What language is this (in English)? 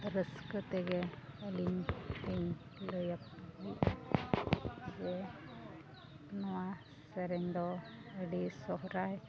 Santali